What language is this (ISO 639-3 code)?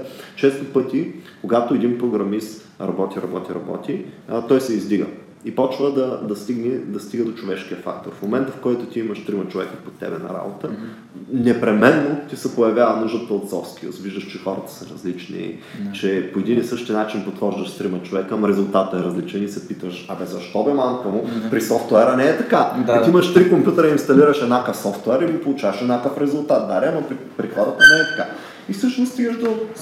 bul